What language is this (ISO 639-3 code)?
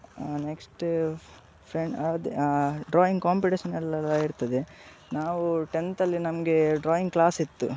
kan